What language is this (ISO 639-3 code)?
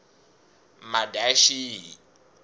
tso